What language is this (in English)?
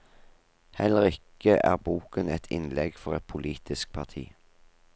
Norwegian